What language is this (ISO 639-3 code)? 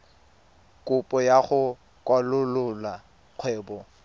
tsn